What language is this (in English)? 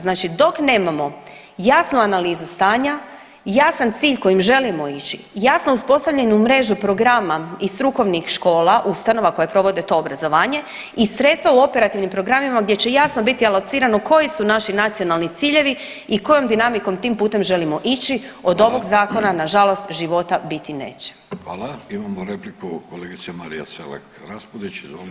Croatian